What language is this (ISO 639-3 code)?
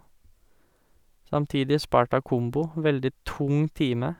nor